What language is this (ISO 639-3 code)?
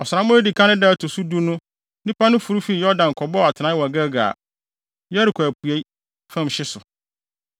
aka